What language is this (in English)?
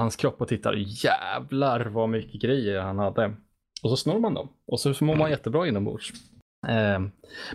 Swedish